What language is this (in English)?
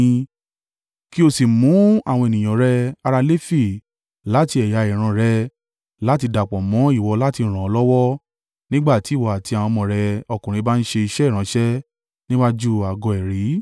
Yoruba